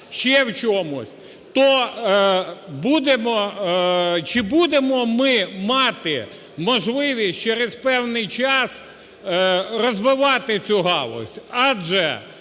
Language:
Ukrainian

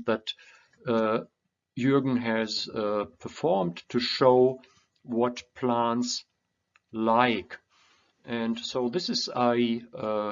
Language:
English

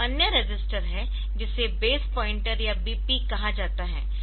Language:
Hindi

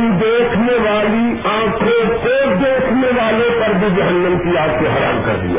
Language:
Urdu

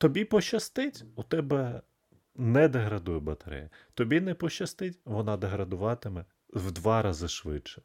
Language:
Ukrainian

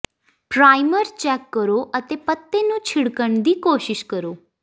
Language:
Punjabi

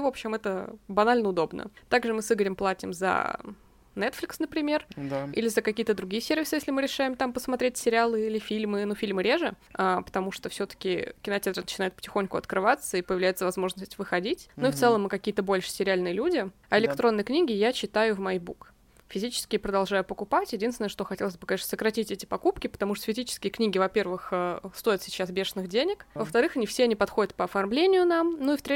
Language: Russian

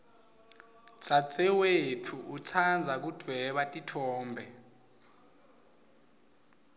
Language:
Swati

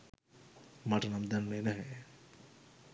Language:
Sinhala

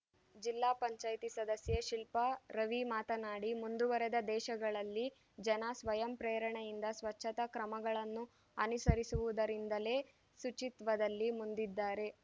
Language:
Kannada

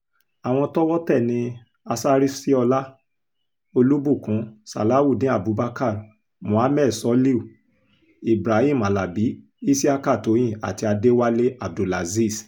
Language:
Yoruba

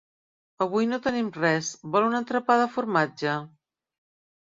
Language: Catalan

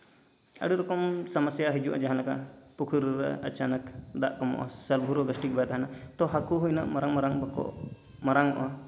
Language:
Santali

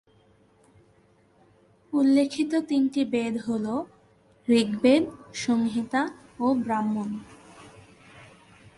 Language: Bangla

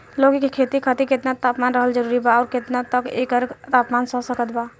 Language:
Bhojpuri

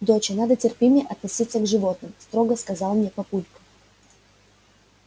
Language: Russian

